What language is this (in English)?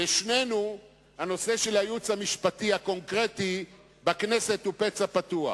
Hebrew